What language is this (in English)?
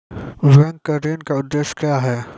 Maithili